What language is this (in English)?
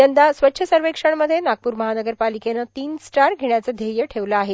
Marathi